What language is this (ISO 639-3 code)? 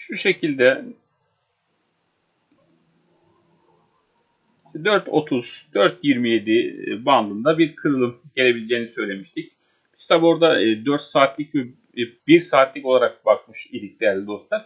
tur